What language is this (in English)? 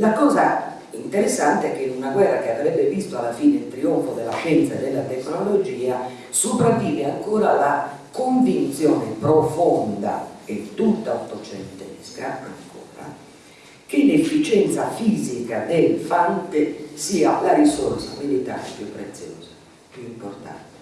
Italian